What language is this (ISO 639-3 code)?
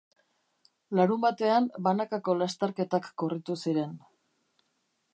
eus